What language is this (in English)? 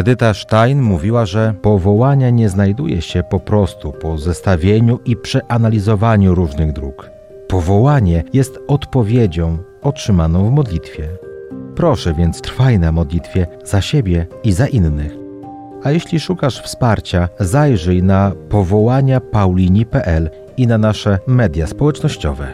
Polish